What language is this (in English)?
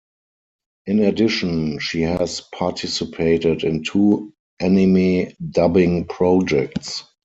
English